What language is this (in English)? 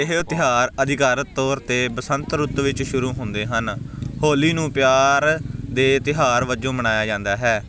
Punjabi